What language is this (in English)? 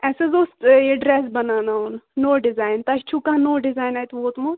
Kashmiri